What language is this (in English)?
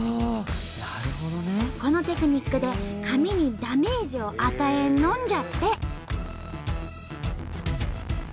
Japanese